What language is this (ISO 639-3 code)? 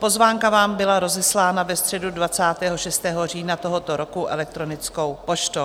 ces